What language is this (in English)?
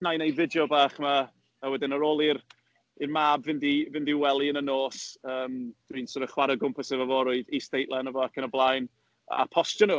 Welsh